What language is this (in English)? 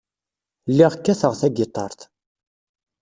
Kabyle